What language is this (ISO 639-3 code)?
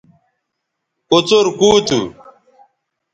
btv